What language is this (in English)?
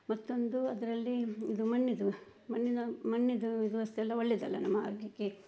Kannada